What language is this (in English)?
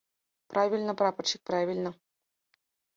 Mari